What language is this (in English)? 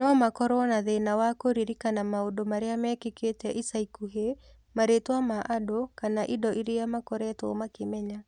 Kikuyu